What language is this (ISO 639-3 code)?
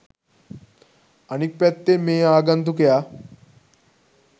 sin